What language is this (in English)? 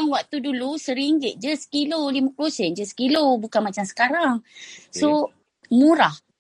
Malay